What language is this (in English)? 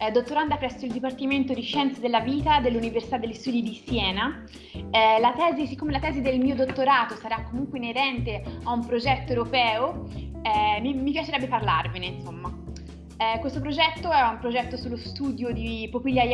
Italian